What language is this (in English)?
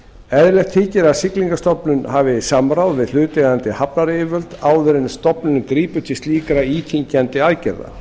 Icelandic